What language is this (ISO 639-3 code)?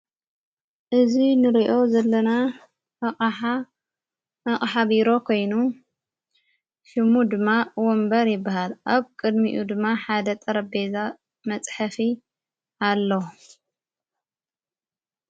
tir